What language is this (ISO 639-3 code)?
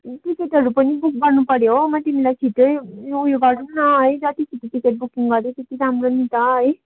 nep